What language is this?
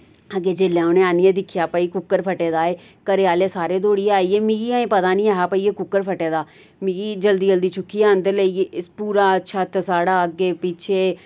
Dogri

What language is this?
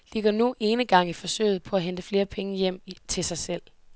Danish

